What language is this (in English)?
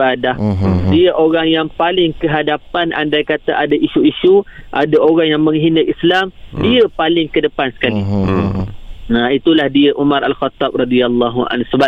Malay